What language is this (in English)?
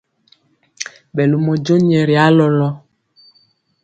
Mpiemo